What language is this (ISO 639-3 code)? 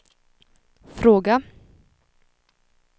swe